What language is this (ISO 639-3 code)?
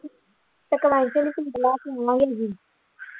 pan